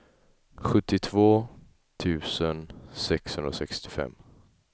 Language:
Swedish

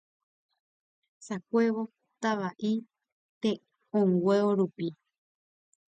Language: Guarani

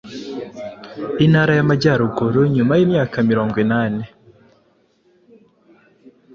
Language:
Kinyarwanda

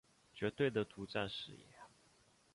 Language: Chinese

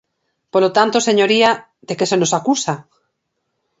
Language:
Galician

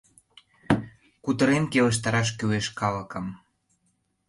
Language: Mari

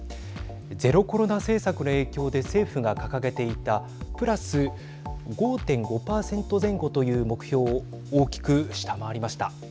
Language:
Japanese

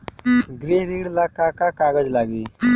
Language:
Bhojpuri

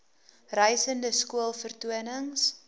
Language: Afrikaans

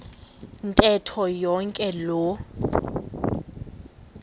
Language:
Xhosa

